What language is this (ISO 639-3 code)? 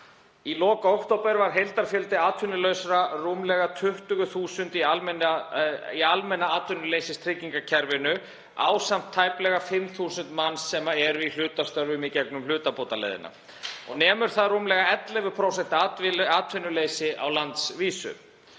isl